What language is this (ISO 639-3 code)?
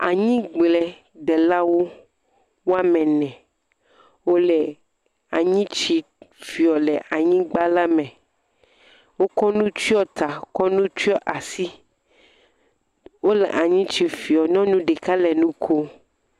ewe